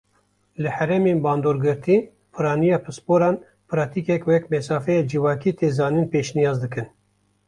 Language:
Kurdish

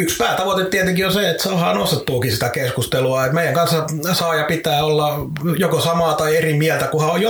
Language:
Finnish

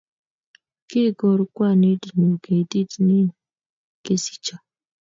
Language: Kalenjin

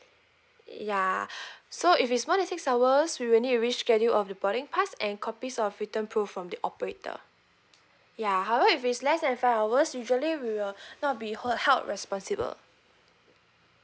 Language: English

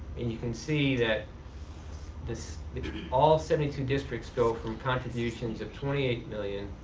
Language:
English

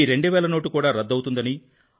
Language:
Telugu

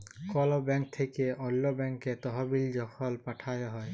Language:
Bangla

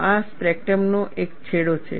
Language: Gujarati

